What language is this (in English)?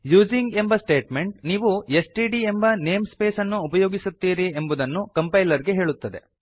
Kannada